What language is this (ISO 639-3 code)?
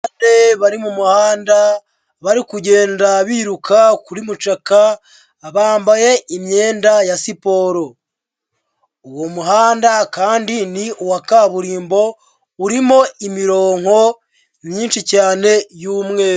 kin